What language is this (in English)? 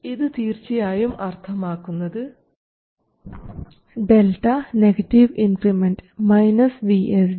Malayalam